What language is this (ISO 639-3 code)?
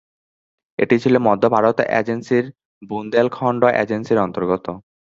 ben